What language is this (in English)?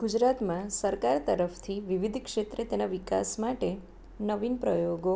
Gujarati